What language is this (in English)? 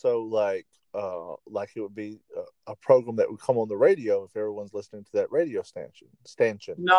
English